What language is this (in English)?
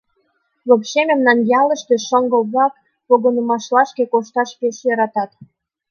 Mari